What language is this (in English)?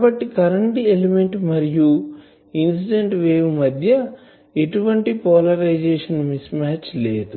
Telugu